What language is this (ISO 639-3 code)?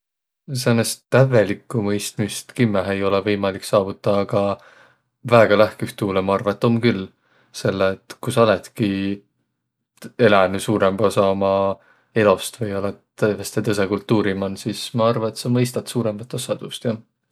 vro